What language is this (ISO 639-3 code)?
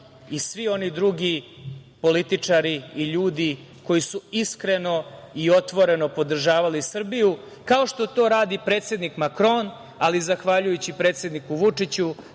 srp